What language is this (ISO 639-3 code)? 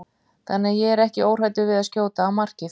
isl